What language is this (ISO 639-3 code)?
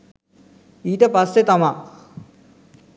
sin